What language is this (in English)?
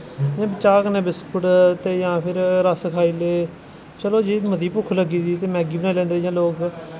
Dogri